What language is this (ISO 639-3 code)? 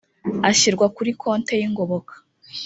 kin